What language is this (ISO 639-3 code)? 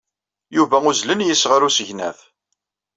kab